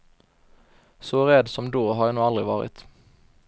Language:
Swedish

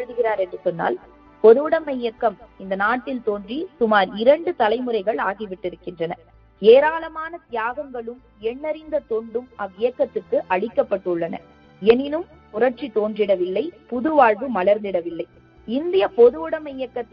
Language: Tamil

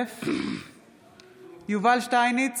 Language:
Hebrew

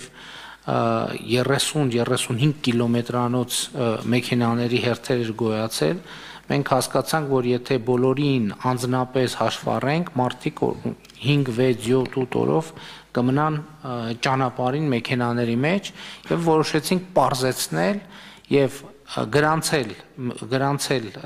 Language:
Romanian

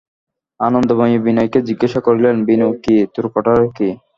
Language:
Bangla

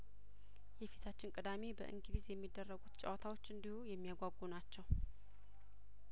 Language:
Amharic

